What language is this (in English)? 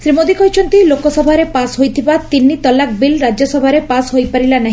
Odia